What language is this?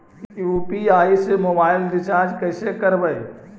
Magahi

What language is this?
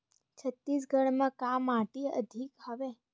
Chhattisgarhi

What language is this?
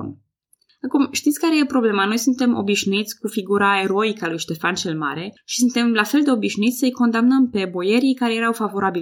Romanian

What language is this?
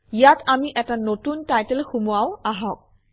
Assamese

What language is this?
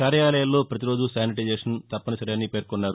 Telugu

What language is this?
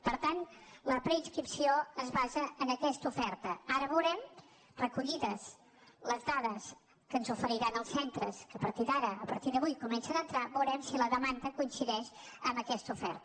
Catalan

